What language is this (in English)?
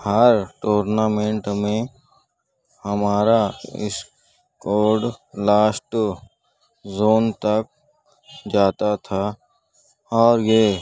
Urdu